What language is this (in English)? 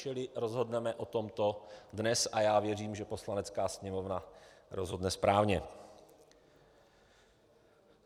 Czech